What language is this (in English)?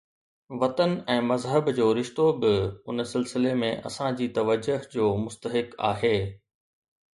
Sindhi